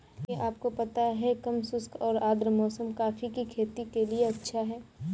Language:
Hindi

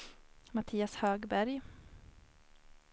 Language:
Swedish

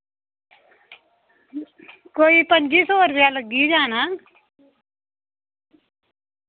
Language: Dogri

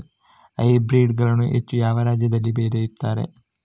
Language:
Kannada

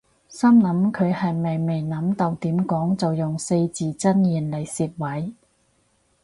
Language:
Cantonese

